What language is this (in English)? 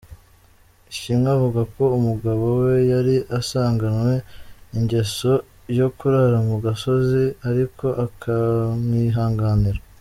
Kinyarwanda